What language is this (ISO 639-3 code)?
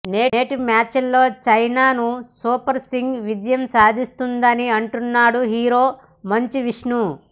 tel